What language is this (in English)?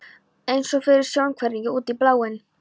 Icelandic